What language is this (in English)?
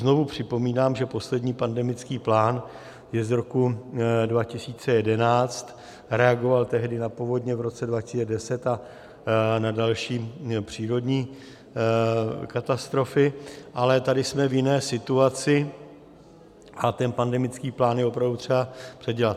Czech